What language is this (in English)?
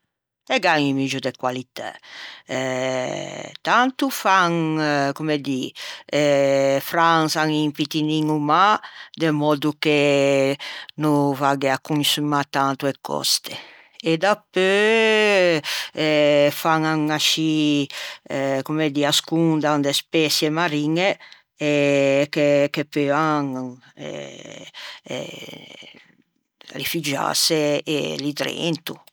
Ligurian